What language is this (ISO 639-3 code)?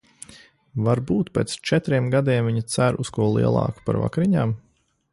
lav